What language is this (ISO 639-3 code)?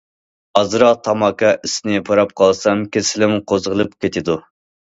uig